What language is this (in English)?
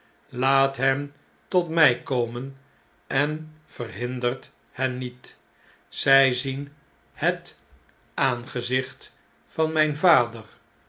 Dutch